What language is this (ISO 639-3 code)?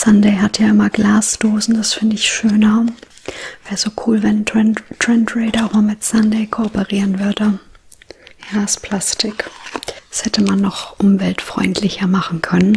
deu